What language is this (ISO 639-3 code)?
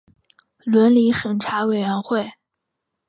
zho